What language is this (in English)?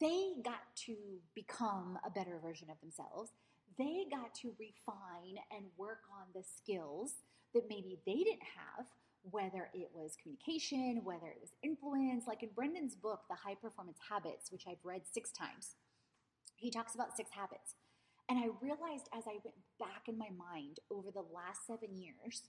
English